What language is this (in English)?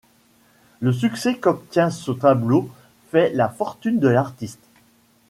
French